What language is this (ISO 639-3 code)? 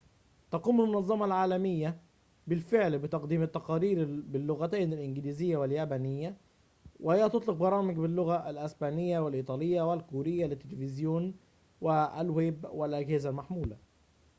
ara